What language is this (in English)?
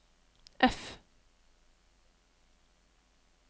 Norwegian